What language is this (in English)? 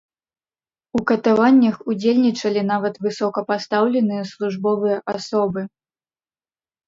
Belarusian